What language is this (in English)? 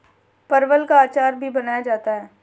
Hindi